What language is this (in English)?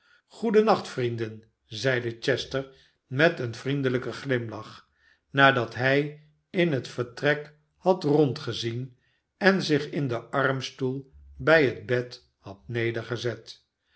Dutch